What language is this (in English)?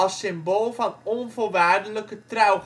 Dutch